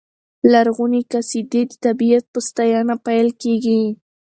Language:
Pashto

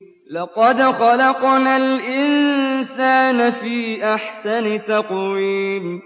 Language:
Arabic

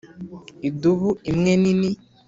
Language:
Kinyarwanda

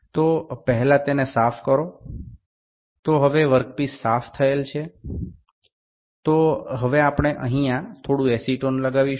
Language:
Gujarati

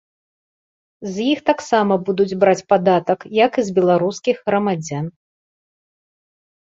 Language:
Belarusian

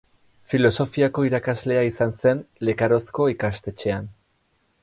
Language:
Basque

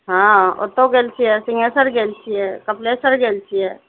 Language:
Maithili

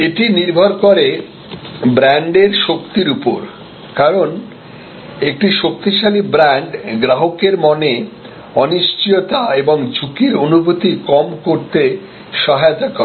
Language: Bangla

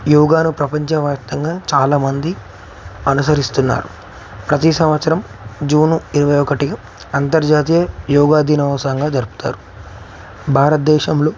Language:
Telugu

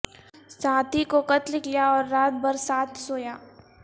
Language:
Urdu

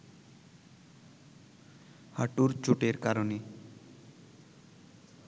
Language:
Bangla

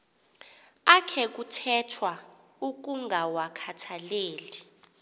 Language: Xhosa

